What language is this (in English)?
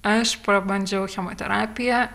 Lithuanian